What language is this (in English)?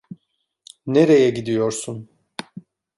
Turkish